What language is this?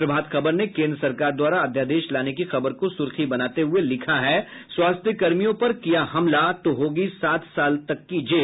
Hindi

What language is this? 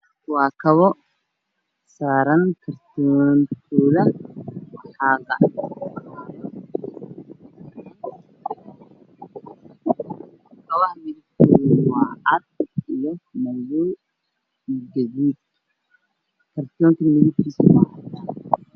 Somali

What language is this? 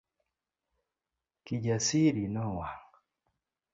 Luo (Kenya and Tanzania)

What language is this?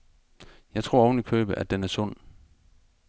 Danish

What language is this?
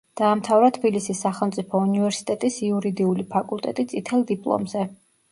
Georgian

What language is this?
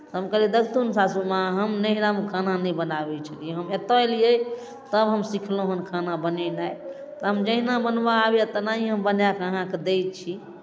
Maithili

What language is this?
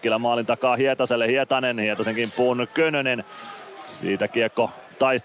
Finnish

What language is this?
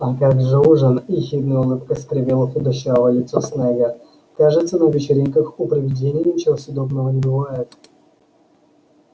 Russian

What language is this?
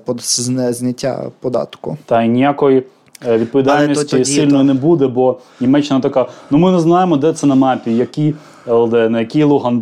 Ukrainian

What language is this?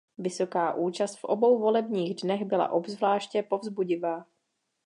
Czech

